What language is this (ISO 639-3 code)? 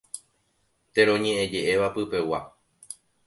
grn